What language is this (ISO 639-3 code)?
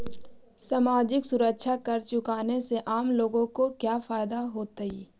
mag